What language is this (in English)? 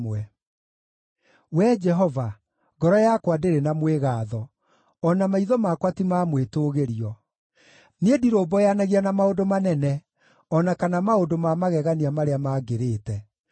Kikuyu